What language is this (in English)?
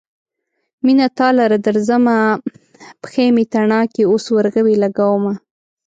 Pashto